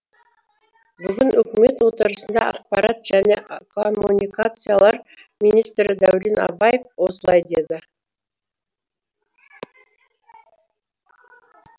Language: Kazakh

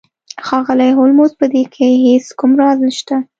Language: Pashto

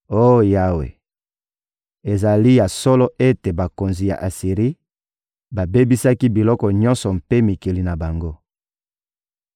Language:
Lingala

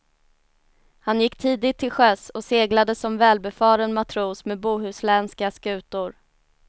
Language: Swedish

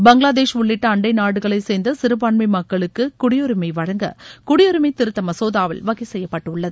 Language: Tamil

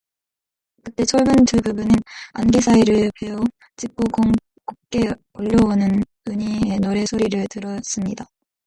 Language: Korean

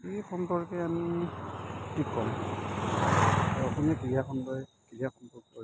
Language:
Assamese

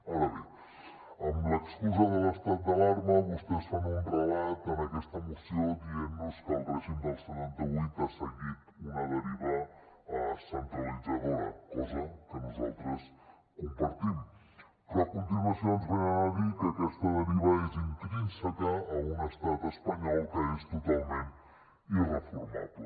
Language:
Catalan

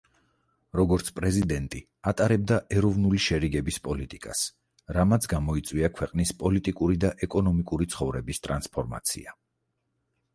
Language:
Georgian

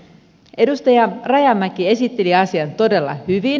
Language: Finnish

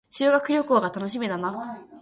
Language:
Japanese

